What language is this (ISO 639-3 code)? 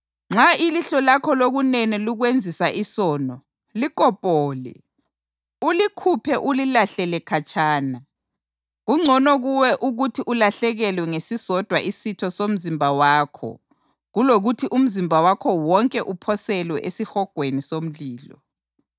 nde